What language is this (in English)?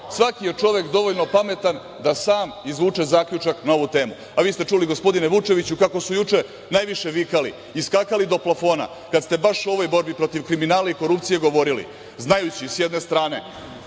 Serbian